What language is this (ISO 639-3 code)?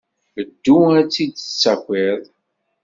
kab